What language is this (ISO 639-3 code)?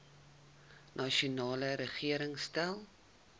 afr